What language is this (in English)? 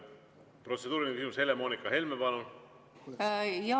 Estonian